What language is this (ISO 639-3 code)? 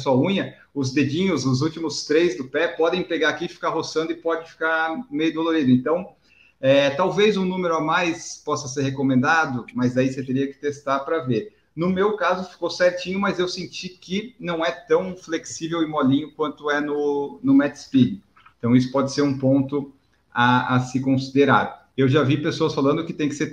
por